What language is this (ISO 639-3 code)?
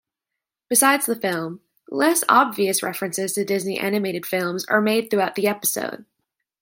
eng